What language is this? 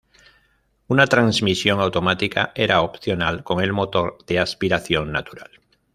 Spanish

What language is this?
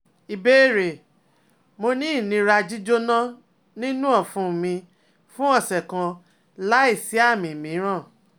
Yoruba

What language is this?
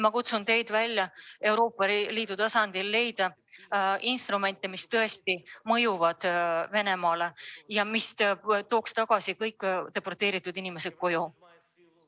Estonian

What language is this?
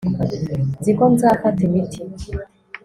Kinyarwanda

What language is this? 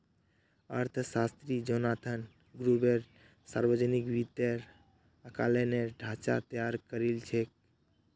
Magahi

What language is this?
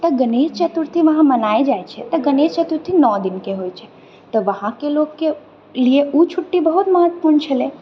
Maithili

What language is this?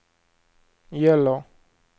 Swedish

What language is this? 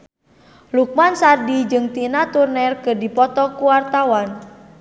Sundanese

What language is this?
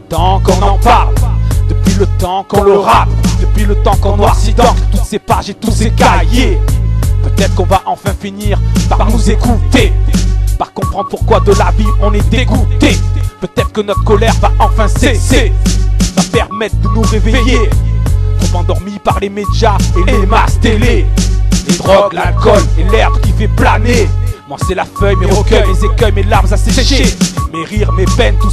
French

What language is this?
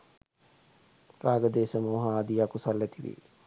Sinhala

